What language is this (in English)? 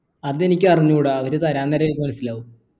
Malayalam